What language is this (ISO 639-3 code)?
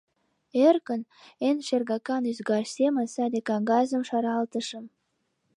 chm